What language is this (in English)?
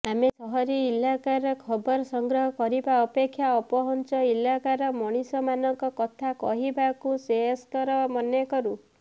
Odia